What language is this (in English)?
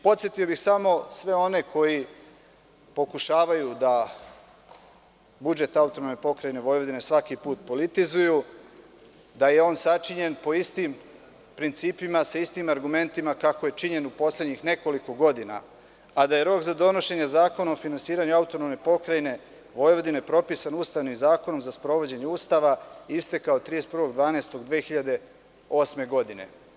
Serbian